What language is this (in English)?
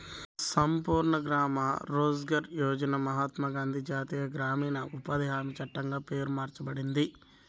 Telugu